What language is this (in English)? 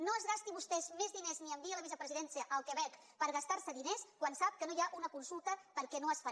Catalan